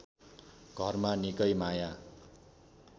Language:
Nepali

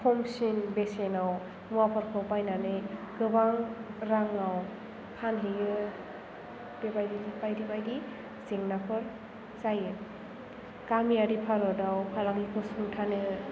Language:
Bodo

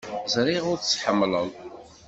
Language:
Kabyle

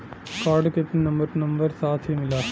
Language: Bhojpuri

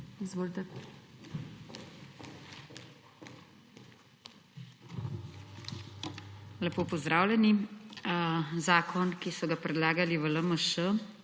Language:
Slovenian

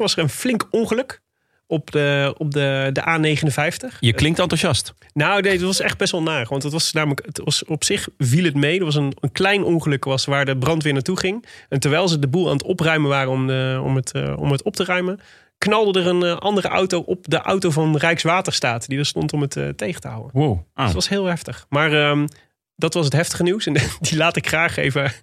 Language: Dutch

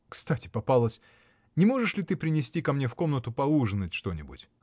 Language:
Russian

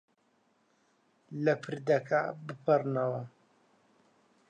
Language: Central Kurdish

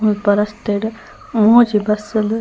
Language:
Tulu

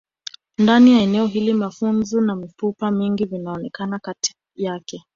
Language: Swahili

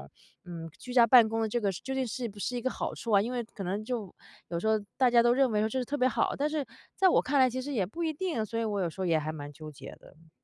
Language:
Chinese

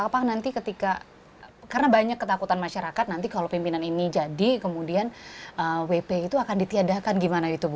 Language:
Indonesian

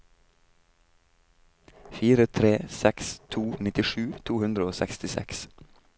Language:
Norwegian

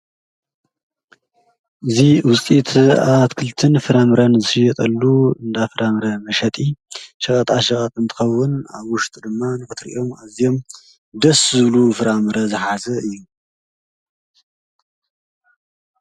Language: Tigrinya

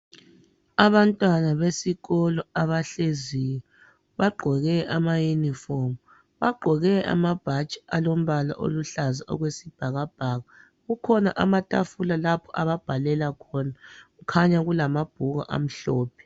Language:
North Ndebele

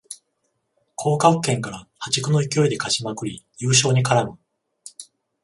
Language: Japanese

